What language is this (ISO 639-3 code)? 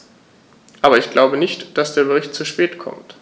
deu